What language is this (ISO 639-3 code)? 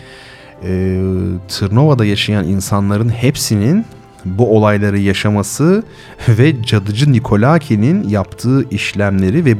tur